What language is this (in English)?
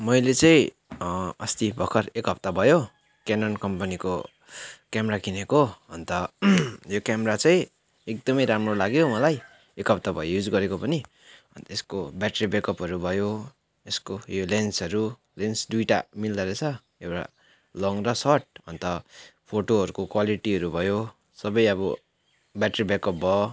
Nepali